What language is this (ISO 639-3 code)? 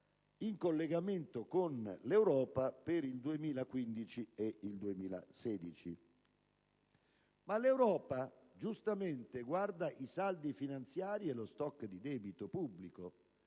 ita